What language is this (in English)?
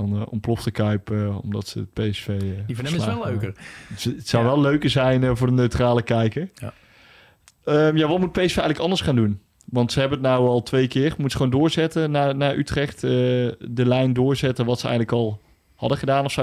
Dutch